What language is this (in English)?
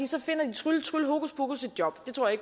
Danish